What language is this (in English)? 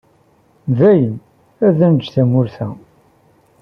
Kabyle